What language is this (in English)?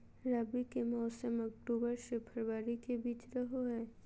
Magahi